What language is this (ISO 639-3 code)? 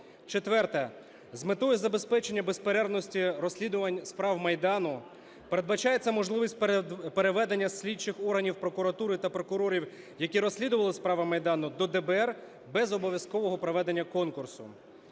ukr